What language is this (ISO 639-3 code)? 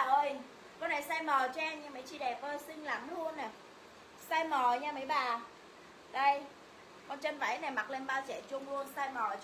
vie